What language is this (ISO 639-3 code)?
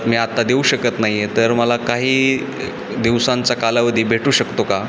mar